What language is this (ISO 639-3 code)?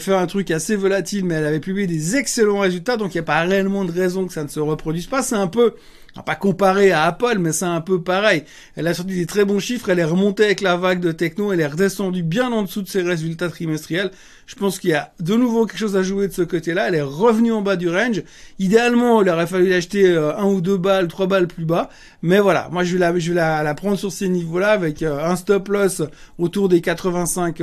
fra